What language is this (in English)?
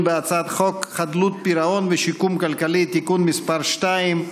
Hebrew